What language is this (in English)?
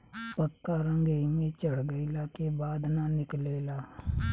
Bhojpuri